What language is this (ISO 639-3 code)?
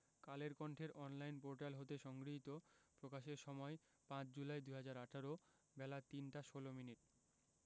ben